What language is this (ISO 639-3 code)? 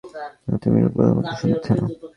ben